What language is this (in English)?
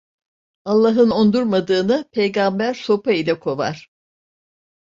Turkish